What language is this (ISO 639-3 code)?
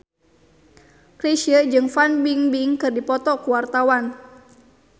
sun